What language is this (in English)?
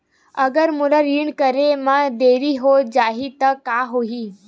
Chhattisgarhi